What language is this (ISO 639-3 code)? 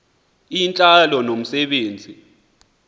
xho